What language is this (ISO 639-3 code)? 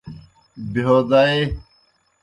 plk